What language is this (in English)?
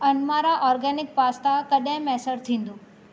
Sindhi